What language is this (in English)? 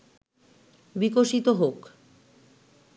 Bangla